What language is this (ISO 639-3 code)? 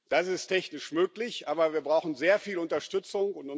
deu